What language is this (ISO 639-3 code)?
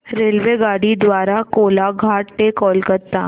mar